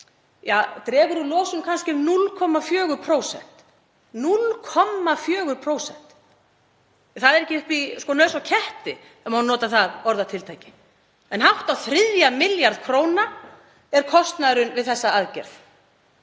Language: Icelandic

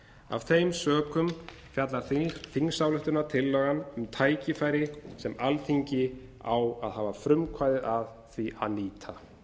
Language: Icelandic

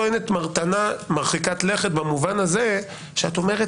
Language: Hebrew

